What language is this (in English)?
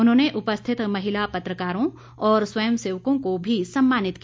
Hindi